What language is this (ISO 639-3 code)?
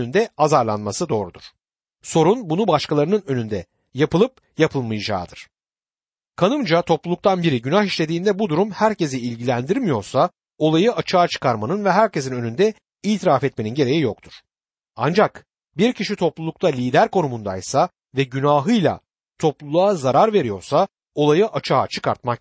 tur